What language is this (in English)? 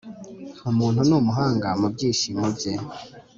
Kinyarwanda